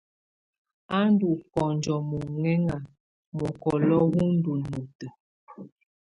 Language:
Tunen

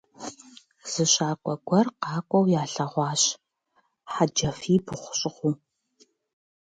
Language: Kabardian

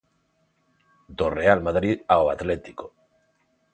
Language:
Galician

